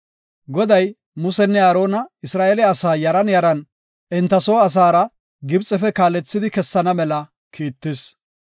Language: Gofa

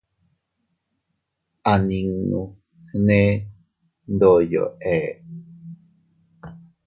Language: Teutila Cuicatec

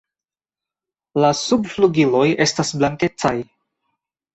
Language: Esperanto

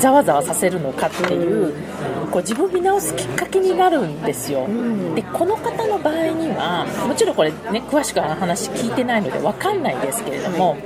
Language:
Japanese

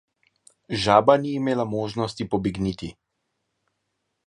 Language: Slovenian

